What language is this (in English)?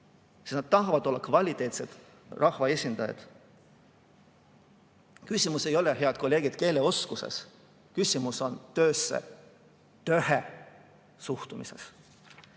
Estonian